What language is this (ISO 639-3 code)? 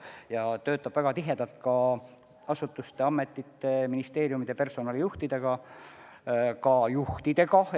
est